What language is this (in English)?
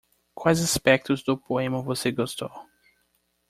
Portuguese